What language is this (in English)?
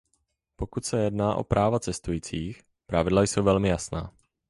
Czech